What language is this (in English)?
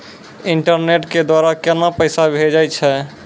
Maithili